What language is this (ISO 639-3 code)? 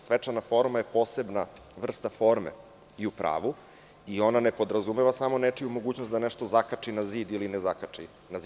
srp